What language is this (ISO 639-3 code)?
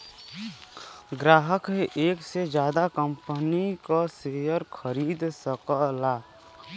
bho